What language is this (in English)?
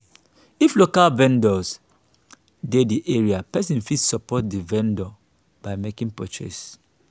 Nigerian Pidgin